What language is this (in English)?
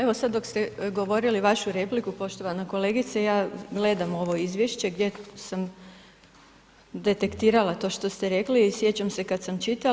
Croatian